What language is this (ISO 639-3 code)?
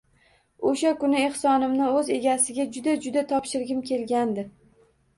uzb